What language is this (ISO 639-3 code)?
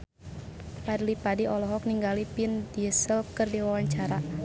sun